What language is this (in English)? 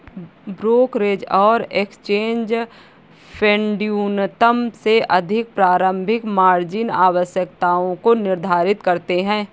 Hindi